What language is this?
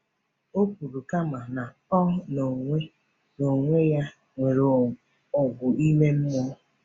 Igbo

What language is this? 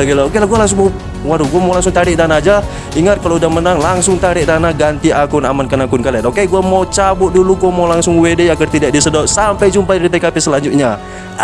Indonesian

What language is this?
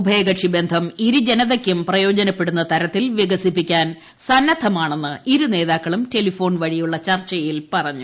Malayalam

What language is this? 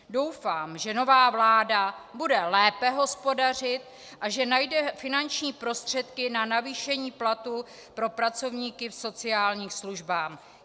Czech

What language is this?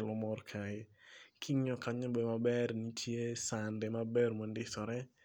Luo (Kenya and Tanzania)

